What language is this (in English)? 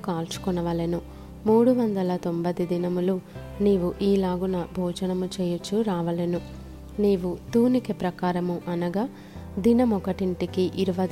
Telugu